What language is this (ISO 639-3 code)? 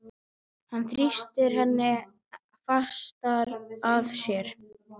isl